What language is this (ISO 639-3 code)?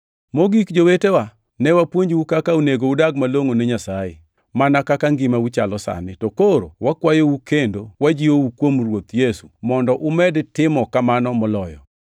luo